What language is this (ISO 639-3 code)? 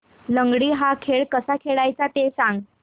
mar